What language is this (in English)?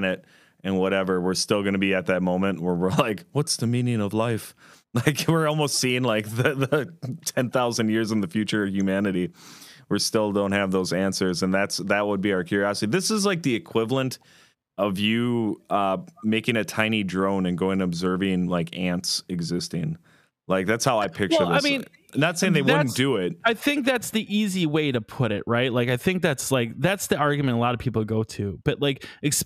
English